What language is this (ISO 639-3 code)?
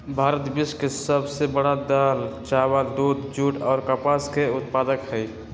mag